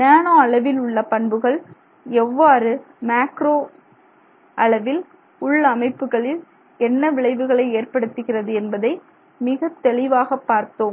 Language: Tamil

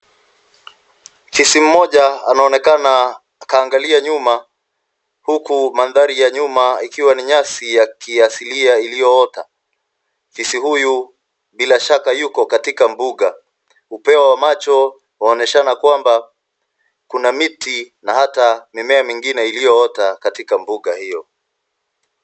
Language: Swahili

